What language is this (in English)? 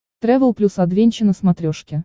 Russian